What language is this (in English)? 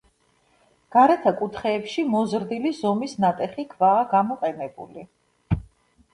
Georgian